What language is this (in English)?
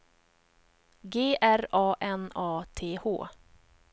Swedish